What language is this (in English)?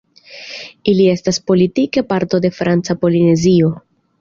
Esperanto